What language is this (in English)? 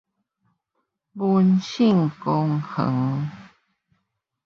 Min Nan Chinese